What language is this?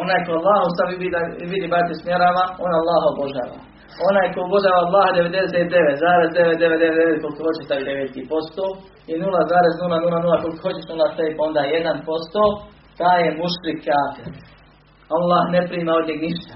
Croatian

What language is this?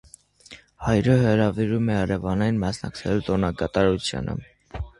Armenian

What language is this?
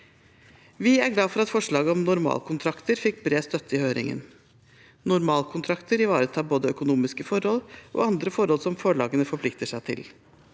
Norwegian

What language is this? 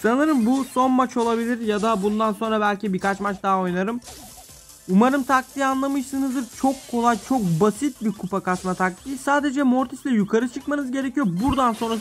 Turkish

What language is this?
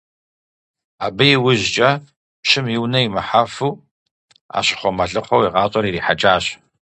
Kabardian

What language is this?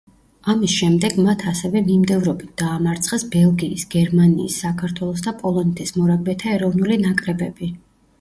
Georgian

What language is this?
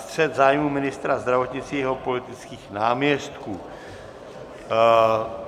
Czech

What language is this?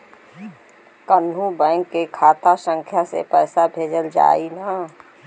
Bhojpuri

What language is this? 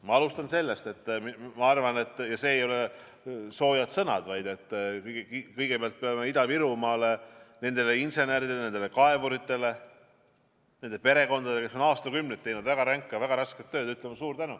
Estonian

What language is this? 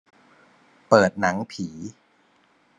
Thai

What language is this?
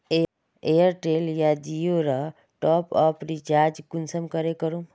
Magahi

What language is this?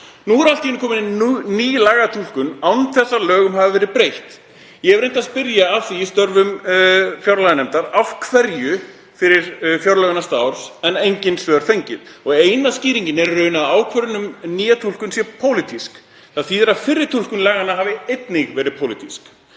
Icelandic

